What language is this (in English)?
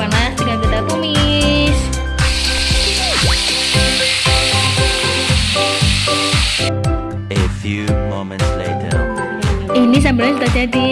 Indonesian